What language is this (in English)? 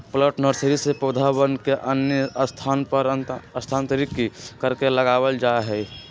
Magahi